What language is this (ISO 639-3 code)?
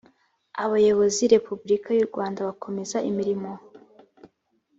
kin